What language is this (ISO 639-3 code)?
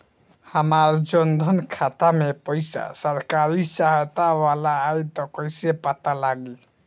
bho